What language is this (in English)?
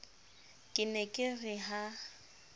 Southern Sotho